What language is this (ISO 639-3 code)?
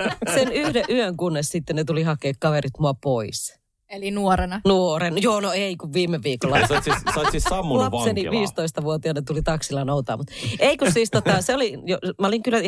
fin